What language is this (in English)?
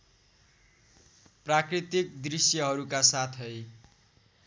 Nepali